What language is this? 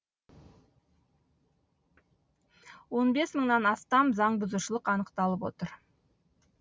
Kazakh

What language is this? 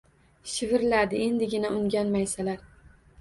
Uzbek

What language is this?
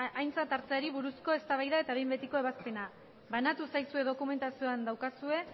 Basque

